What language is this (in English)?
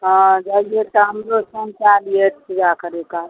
Maithili